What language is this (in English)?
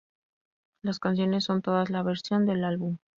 Spanish